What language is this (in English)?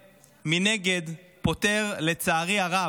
Hebrew